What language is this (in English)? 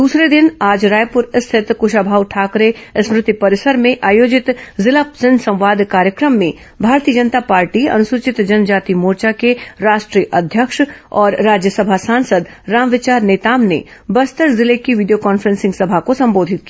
Hindi